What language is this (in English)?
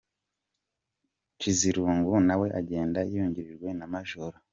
Kinyarwanda